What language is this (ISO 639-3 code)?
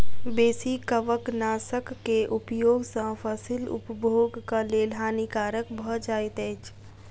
mai